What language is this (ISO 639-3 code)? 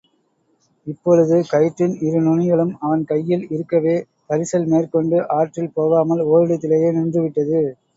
tam